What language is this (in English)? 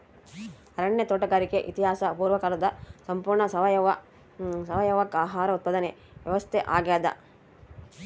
Kannada